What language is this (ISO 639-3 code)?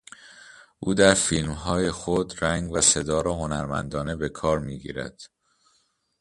fas